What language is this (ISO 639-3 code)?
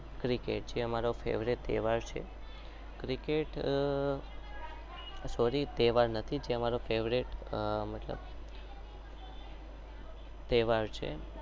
guj